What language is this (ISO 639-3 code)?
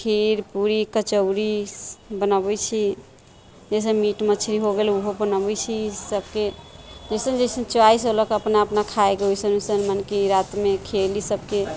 mai